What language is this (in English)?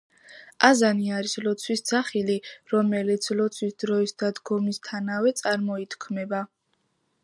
Georgian